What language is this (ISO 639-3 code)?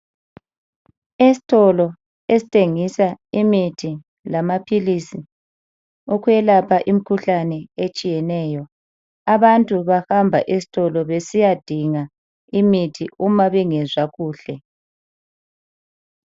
nde